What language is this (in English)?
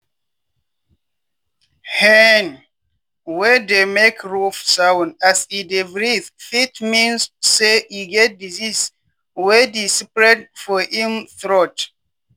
Nigerian Pidgin